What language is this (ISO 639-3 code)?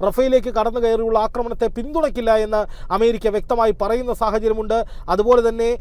mal